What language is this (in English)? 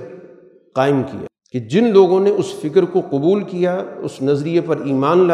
Urdu